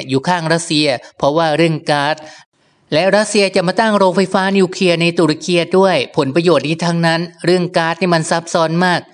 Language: Thai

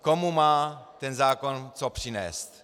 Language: Czech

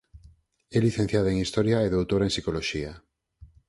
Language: Galician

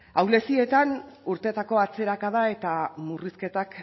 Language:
Basque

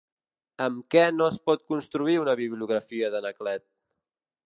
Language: Catalan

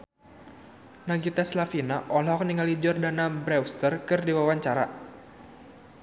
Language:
Sundanese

